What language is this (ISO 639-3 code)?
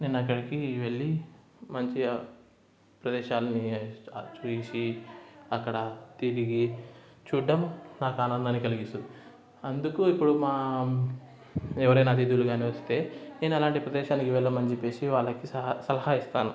tel